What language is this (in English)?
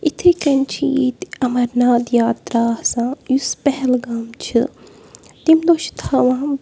Kashmiri